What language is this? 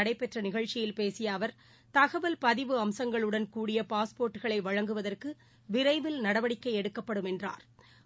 Tamil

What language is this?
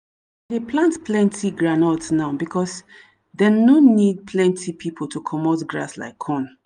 Nigerian Pidgin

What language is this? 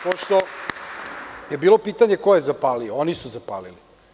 Serbian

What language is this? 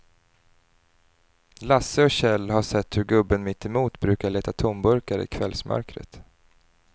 Swedish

